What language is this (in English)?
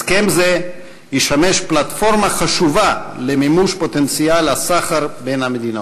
Hebrew